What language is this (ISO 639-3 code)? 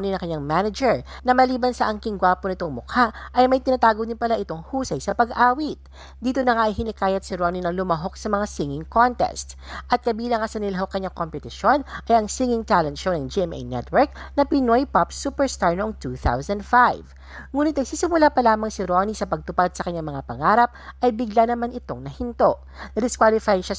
fil